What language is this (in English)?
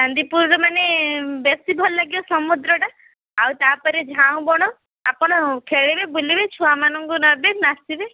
Odia